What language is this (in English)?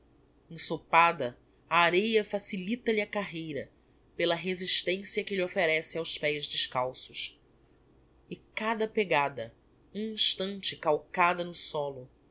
Portuguese